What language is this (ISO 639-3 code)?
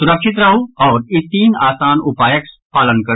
mai